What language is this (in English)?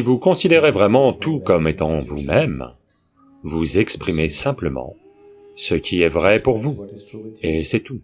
French